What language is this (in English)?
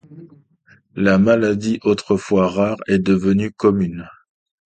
French